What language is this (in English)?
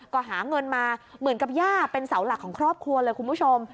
Thai